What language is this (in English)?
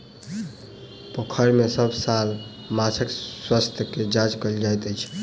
Maithili